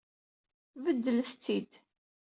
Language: Kabyle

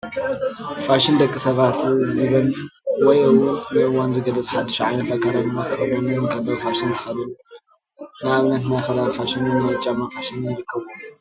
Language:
Tigrinya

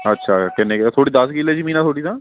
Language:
Punjabi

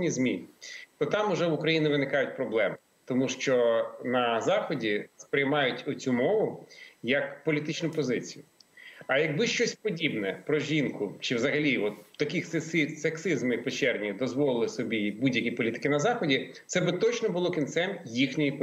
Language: Ukrainian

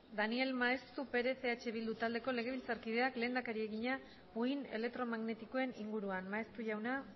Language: Basque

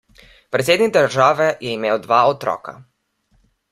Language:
Slovenian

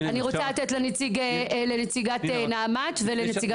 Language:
Hebrew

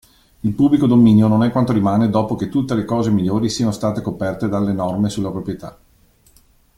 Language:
Italian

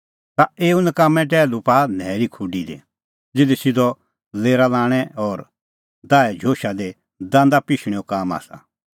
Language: Kullu Pahari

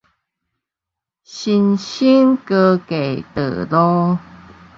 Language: Min Nan Chinese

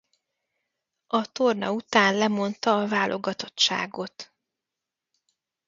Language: Hungarian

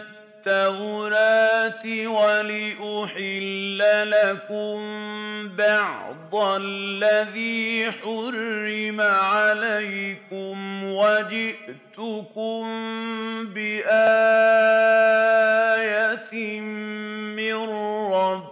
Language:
Arabic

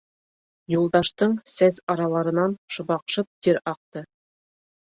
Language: Bashkir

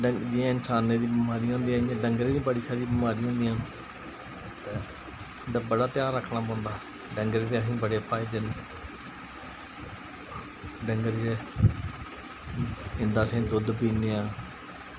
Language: Dogri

